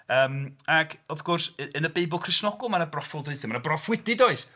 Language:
Welsh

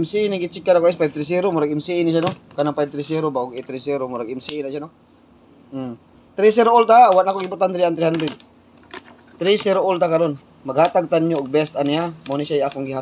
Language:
Filipino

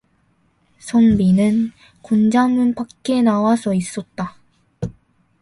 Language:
Korean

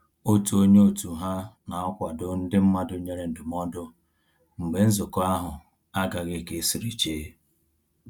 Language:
Igbo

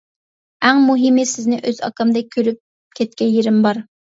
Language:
Uyghur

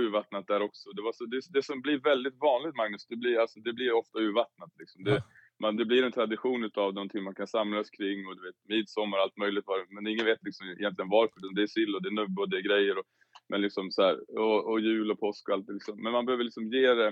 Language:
Swedish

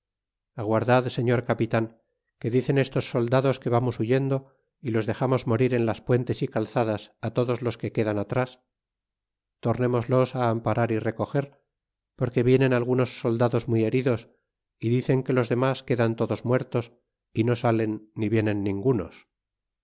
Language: Spanish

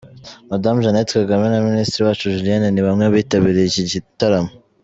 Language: Kinyarwanda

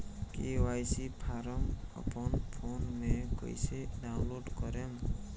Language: Bhojpuri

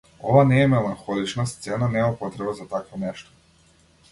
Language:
Macedonian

